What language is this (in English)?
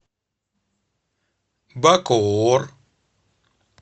Russian